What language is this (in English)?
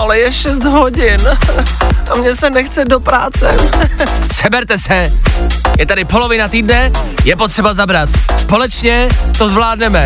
Czech